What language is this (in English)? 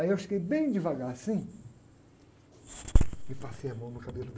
Portuguese